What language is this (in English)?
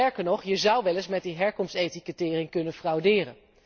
Dutch